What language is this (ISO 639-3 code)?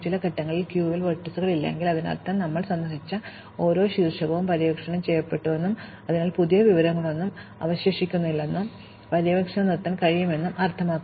mal